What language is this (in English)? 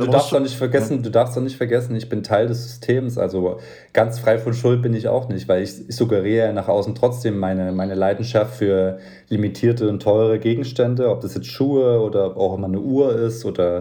German